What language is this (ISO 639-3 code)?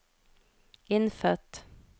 nor